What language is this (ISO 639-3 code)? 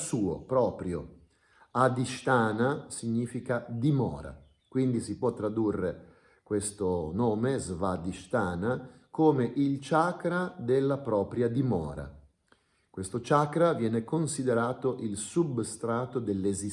ita